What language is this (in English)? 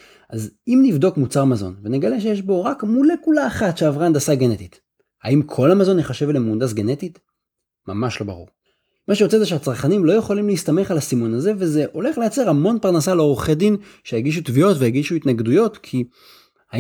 Hebrew